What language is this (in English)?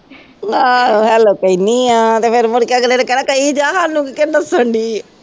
Punjabi